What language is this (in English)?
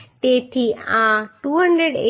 Gujarati